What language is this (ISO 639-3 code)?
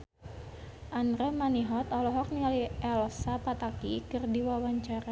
sun